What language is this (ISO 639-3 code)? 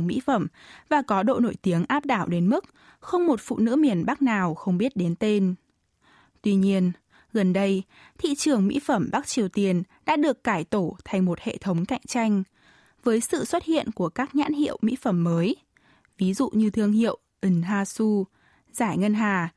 vie